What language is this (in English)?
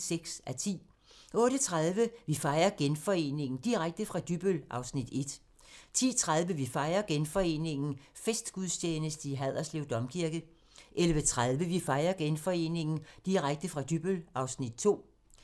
Danish